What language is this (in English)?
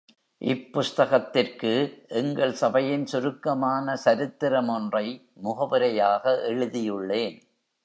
Tamil